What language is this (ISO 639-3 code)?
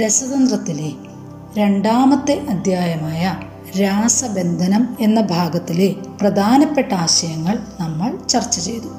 mal